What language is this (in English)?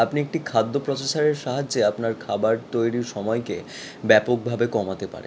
Bangla